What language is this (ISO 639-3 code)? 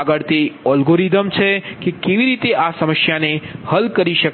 guj